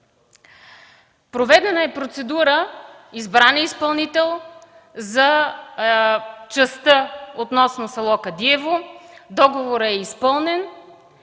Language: Bulgarian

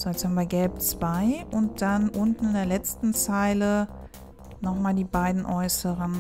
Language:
German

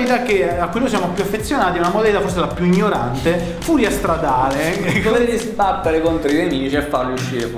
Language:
Italian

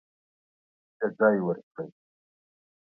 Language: Pashto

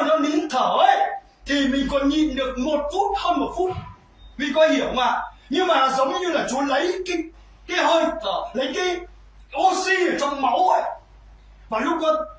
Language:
Vietnamese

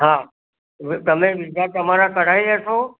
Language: Gujarati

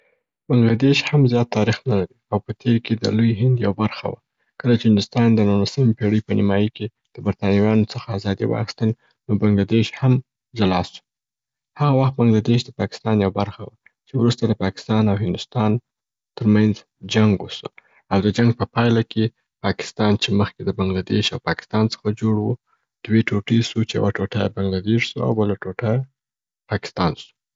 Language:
Southern Pashto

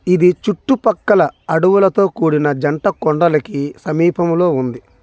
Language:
Telugu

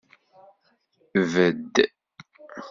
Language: Kabyle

